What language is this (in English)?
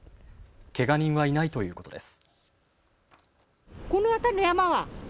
Japanese